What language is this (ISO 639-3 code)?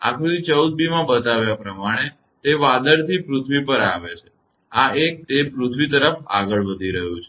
guj